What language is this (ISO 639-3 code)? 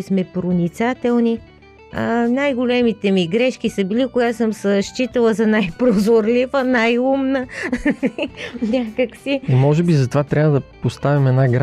bul